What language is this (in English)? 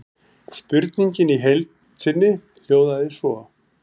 Icelandic